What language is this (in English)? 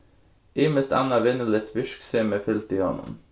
Faroese